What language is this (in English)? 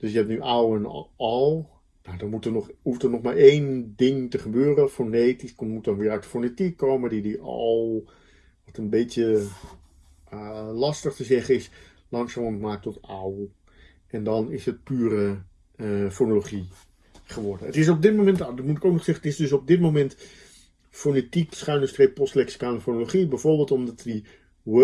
Dutch